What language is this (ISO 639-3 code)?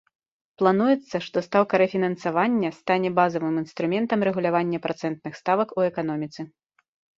bel